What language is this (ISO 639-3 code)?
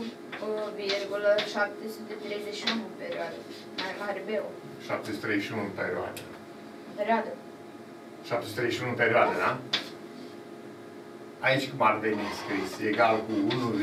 ron